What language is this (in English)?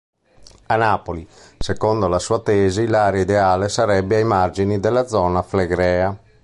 Italian